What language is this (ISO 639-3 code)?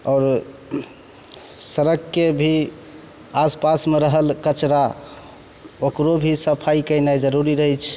mai